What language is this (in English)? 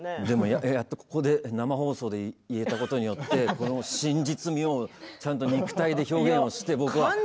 Japanese